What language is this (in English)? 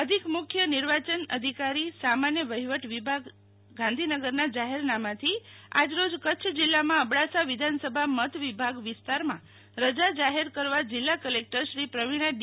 Gujarati